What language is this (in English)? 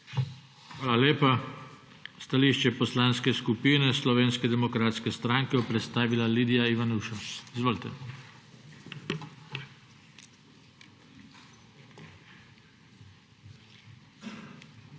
Slovenian